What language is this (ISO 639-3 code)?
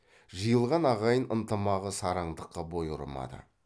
kaz